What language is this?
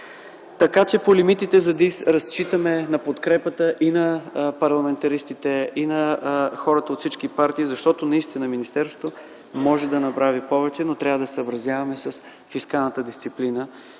Bulgarian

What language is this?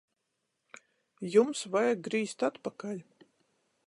Latgalian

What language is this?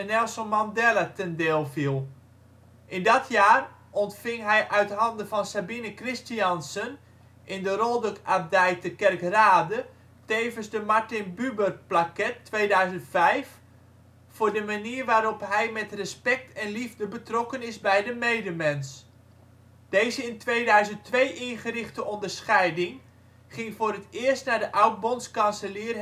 Dutch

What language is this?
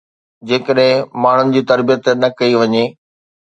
Sindhi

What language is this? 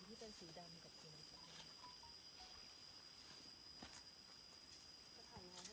Thai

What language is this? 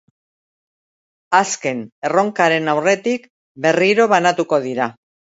Basque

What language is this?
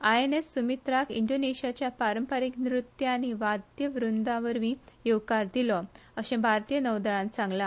Konkani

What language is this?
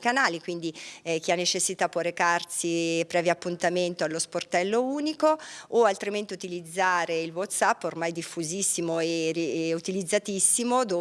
Italian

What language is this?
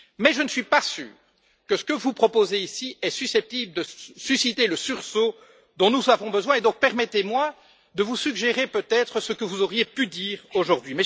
French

